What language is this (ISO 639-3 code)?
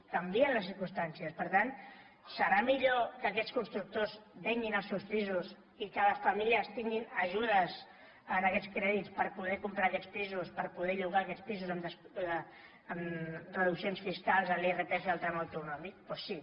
cat